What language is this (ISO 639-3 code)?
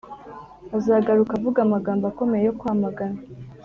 kin